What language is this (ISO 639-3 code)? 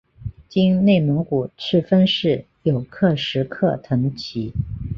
zho